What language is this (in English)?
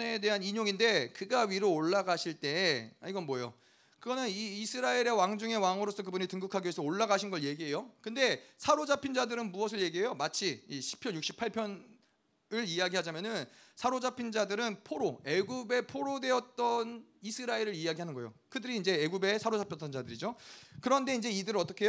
Korean